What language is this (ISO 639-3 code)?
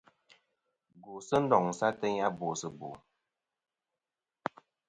bkm